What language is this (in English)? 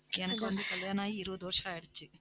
Tamil